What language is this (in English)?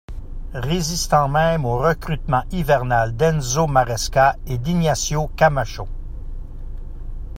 French